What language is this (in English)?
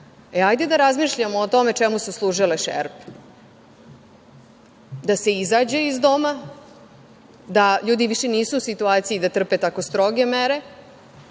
Serbian